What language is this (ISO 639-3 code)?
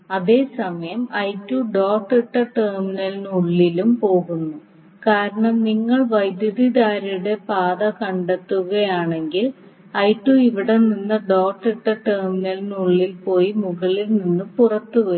mal